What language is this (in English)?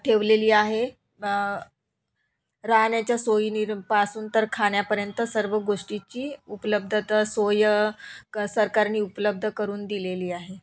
Marathi